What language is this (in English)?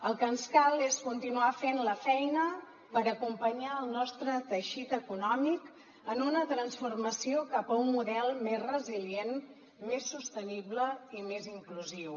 Catalan